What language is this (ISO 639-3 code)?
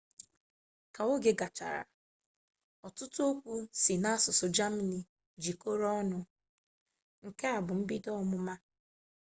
ibo